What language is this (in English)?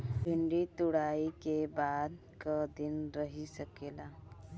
Bhojpuri